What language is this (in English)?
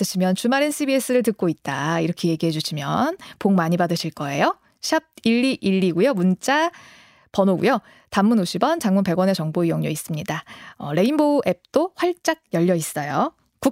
Korean